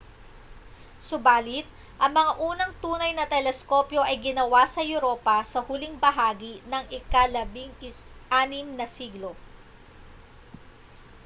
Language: Filipino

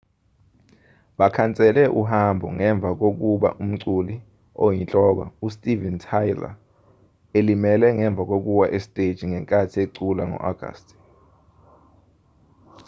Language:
Zulu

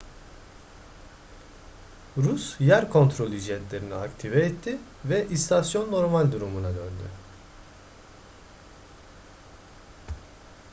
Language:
Turkish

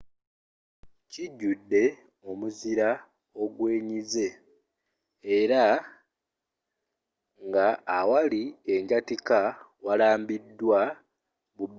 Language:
Ganda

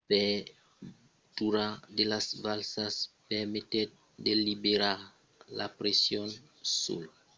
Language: Occitan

